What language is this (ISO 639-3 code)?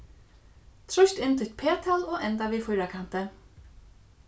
fao